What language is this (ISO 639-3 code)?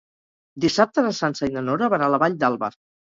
cat